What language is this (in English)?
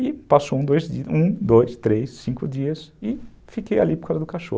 Portuguese